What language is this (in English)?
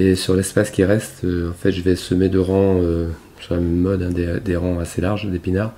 French